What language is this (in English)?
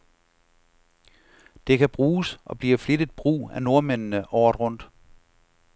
Danish